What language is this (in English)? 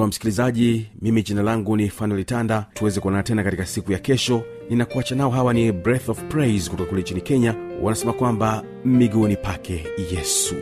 Swahili